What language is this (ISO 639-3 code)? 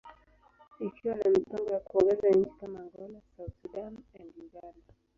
swa